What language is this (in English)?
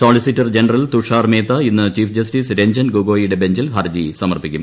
Malayalam